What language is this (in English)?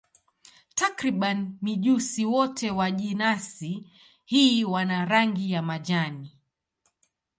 Swahili